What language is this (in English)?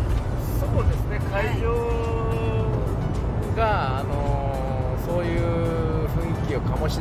Japanese